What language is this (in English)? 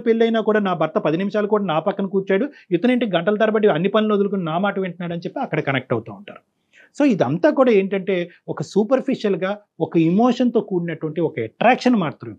Telugu